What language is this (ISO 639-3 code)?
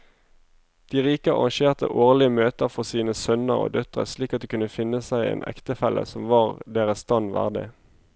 nor